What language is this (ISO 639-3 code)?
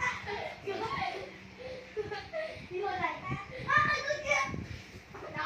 vie